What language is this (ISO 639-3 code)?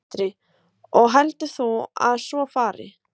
isl